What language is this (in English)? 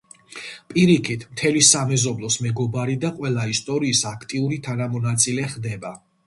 Georgian